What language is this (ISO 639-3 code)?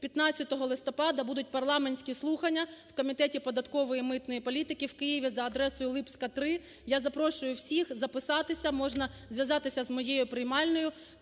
ukr